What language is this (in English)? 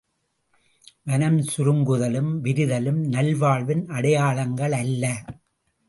Tamil